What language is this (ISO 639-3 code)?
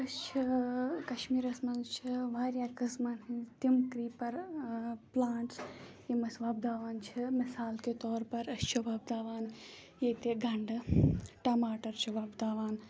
kas